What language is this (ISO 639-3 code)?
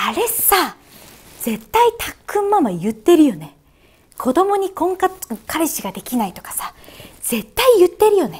jpn